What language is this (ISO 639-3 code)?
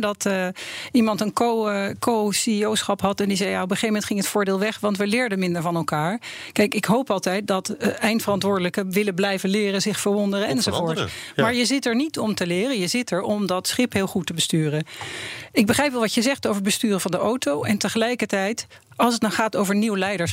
nld